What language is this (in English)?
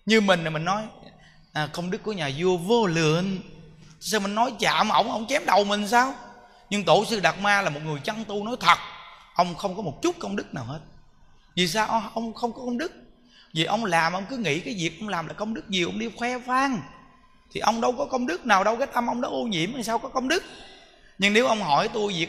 Vietnamese